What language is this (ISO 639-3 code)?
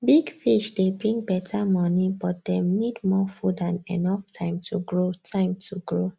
pcm